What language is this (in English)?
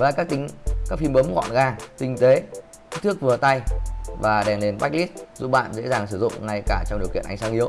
Vietnamese